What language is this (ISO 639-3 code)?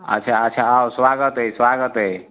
mai